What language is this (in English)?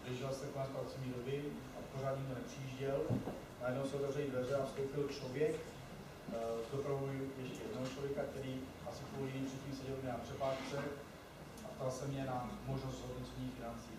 Czech